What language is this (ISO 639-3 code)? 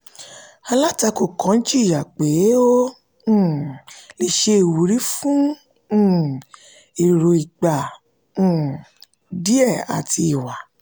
yor